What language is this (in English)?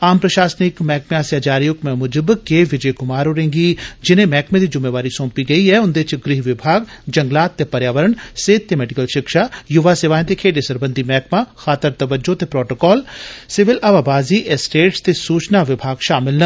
Dogri